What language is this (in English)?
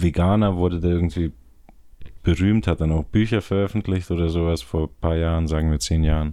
German